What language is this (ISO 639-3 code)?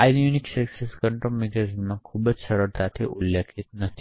guj